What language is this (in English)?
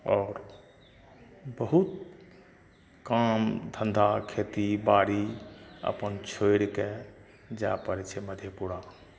Maithili